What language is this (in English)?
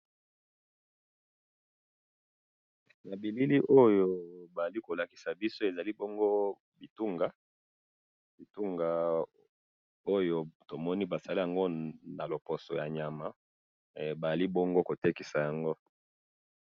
Lingala